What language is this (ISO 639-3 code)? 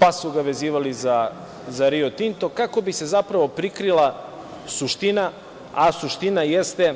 srp